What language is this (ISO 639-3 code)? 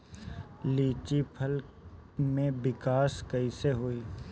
bho